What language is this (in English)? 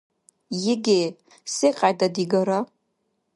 Dargwa